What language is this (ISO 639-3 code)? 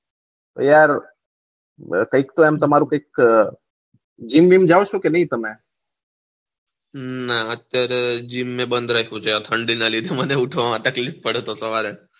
guj